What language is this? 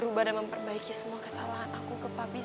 Indonesian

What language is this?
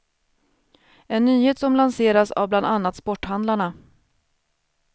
Swedish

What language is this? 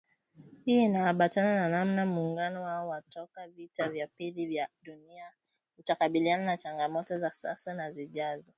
Swahili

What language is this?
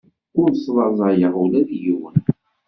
Kabyle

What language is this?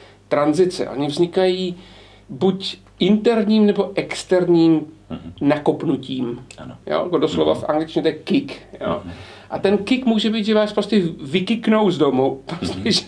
Czech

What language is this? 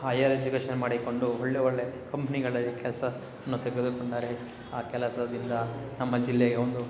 Kannada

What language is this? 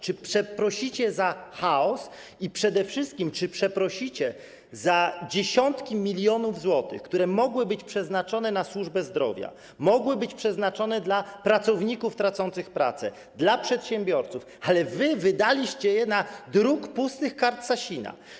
Polish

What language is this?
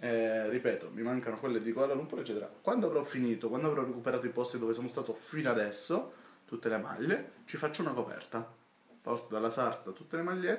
Italian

